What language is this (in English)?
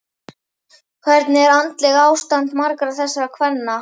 Icelandic